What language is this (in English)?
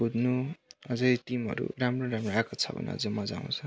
Nepali